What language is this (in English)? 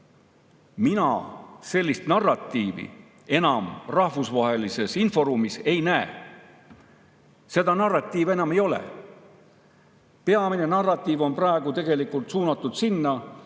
Estonian